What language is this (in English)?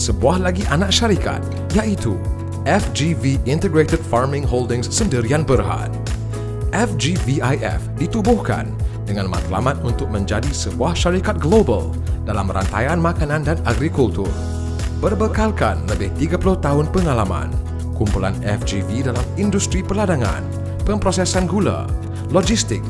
Malay